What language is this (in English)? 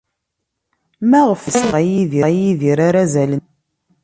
Kabyle